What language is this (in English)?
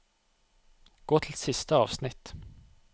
Norwegian